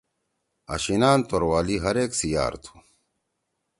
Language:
Torwali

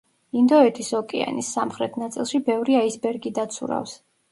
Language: Georgian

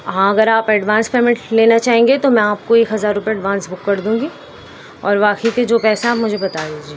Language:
Urdu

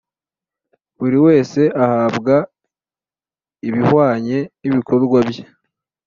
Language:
Kinyarwanda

